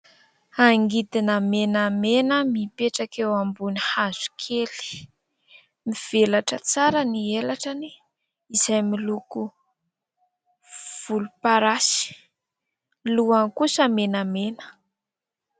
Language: Malagasy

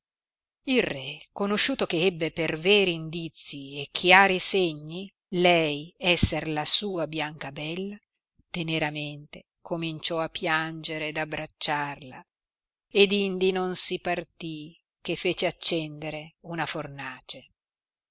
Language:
Italian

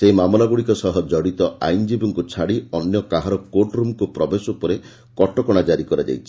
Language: Odia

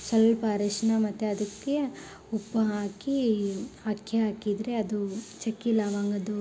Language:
Kannada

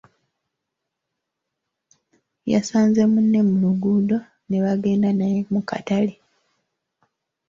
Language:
Ganda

